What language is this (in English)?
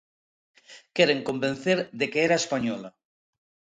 Galician